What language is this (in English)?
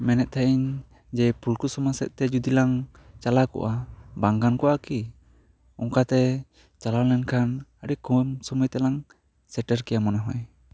Santali